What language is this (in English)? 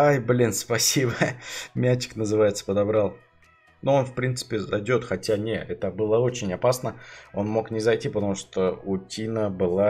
Russian